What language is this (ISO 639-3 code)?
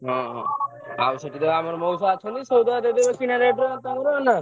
ori